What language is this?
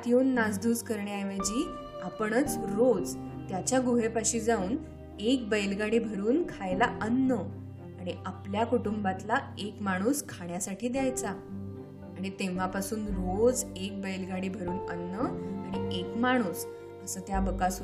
Marathi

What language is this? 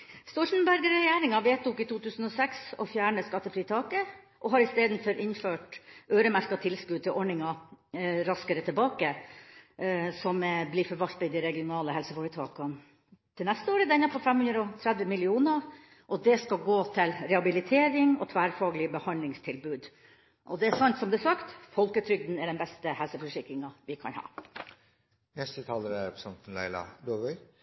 Norwegian Bokmål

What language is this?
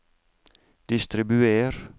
Norwegian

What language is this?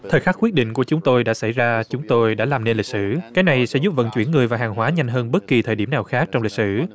Vietnamese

